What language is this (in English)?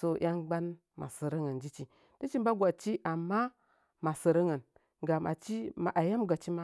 Nzanyi